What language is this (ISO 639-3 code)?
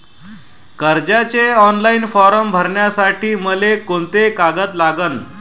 mar